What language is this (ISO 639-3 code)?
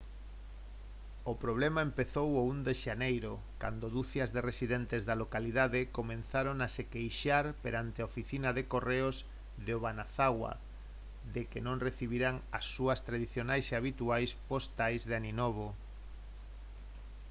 glg